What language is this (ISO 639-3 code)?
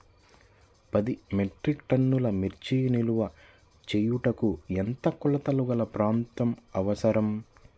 tel